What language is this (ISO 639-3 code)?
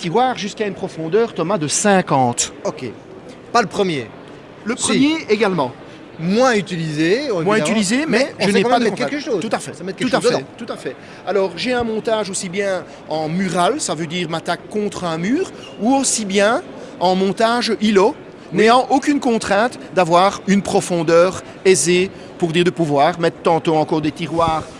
fra